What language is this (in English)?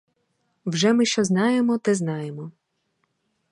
Ukrainian